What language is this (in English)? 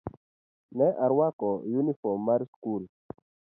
Luo (Kenya and Tanzania)